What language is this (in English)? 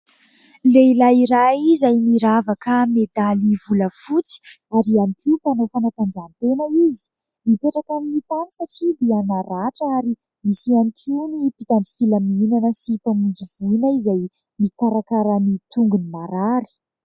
Malagasy